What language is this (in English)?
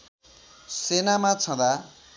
Nepali